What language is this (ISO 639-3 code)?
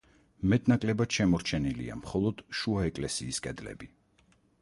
kat